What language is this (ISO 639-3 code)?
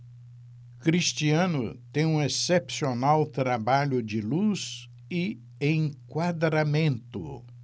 por